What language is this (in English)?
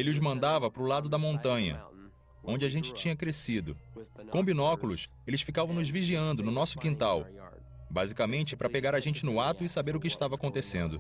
Portuguese